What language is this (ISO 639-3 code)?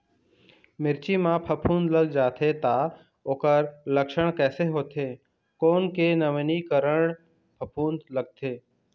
hne